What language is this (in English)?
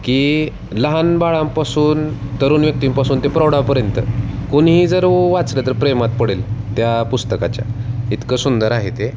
Marathi